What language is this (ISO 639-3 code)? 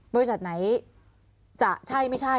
tha